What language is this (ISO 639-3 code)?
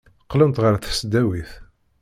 kab